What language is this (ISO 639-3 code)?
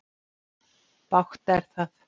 isl